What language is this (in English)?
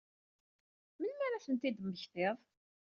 Kabyle